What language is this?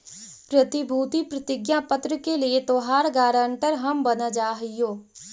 Magahi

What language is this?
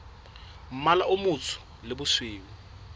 Southern Sotho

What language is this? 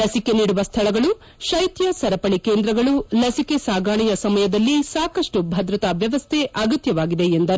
Kannada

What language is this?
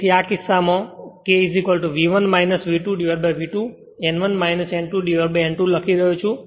Gujarati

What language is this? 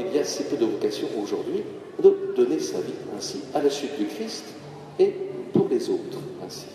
French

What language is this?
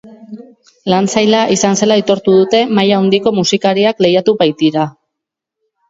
Basque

